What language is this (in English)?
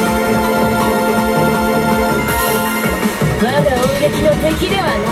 Japanese